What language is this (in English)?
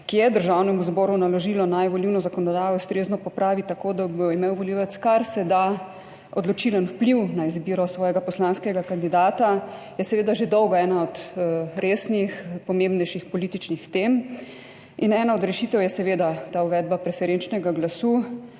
Slovenian